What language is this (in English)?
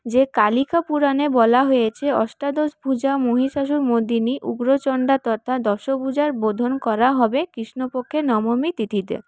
Bangla